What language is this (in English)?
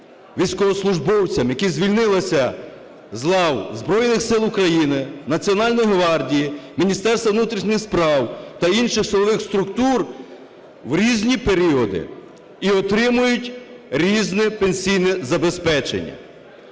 Ukrainian